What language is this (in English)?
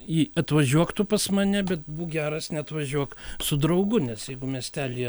Lithuanian